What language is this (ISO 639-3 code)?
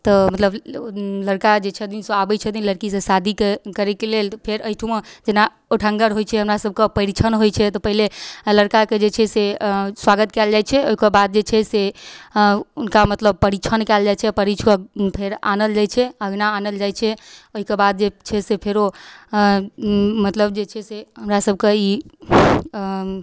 mai